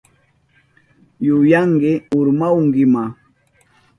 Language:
Southern Pastaza Quechua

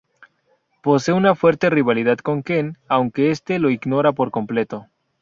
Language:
Spanish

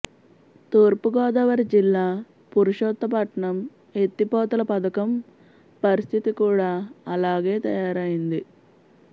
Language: Telugu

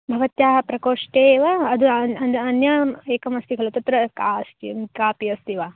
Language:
Sanskrit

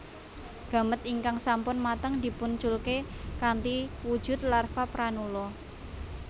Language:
Javanese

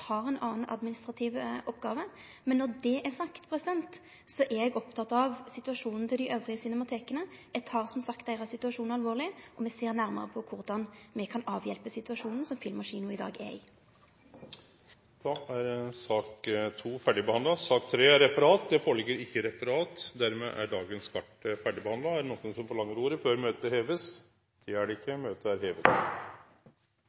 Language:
Norwegian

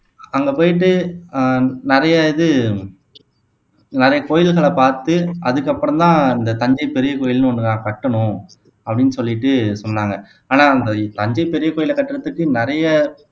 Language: Tamil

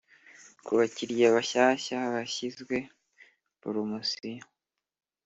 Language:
Kinyarwanda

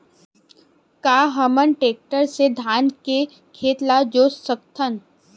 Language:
Chhattisgarhi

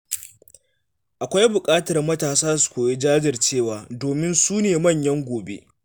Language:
Hausa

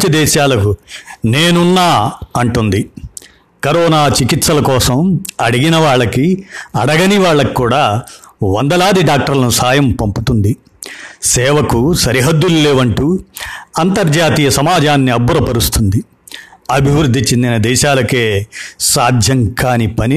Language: Telugu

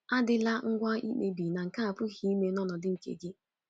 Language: Igbo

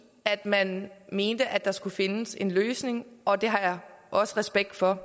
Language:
Danish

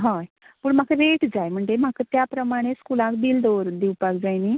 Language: Konkani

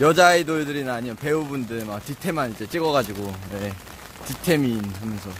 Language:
Korean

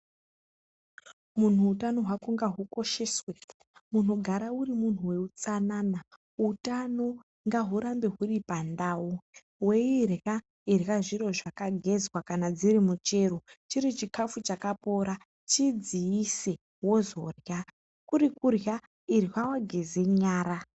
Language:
Ndau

